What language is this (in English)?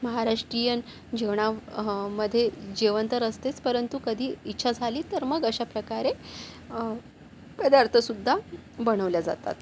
Marathi